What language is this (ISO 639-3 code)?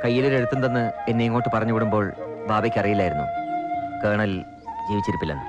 mal